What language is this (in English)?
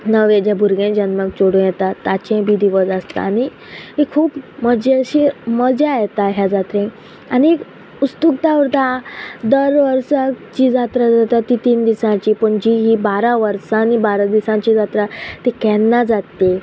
Konkani